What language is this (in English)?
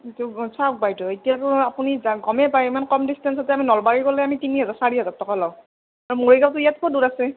Assamese